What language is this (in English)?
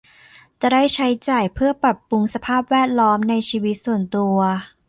Thai